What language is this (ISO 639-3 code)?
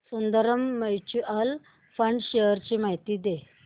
mar